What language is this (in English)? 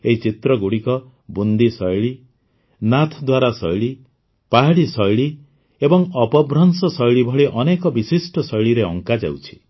Odia